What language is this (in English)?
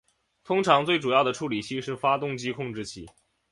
Chinese